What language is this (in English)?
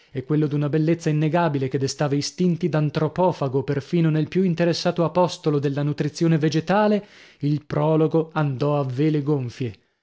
Italian